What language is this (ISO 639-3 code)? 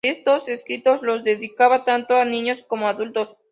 spa